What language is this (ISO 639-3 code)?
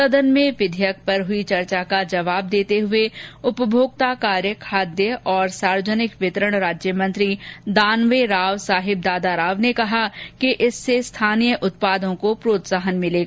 hin